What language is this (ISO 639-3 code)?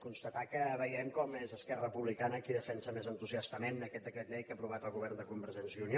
cat